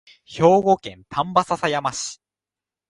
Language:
Japanese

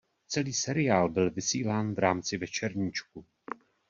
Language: Czech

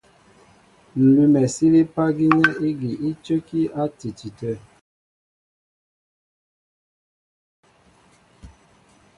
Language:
Mbo (Cameroon)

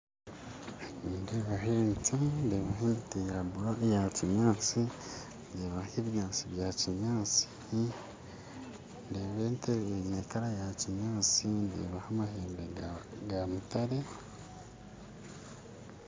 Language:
Nyankole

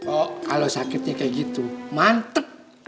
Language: Indonesian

